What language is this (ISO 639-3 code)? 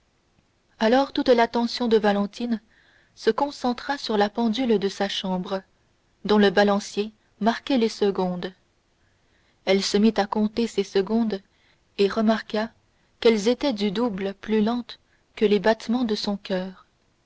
fra